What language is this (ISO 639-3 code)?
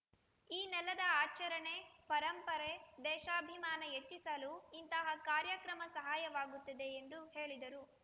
kan